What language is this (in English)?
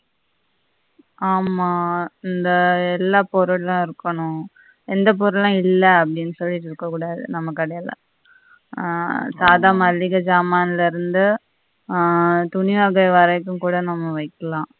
Tamil